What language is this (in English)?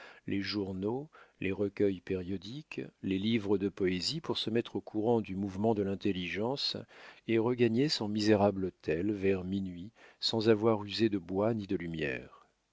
French